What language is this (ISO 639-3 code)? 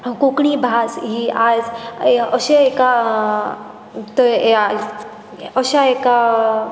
kok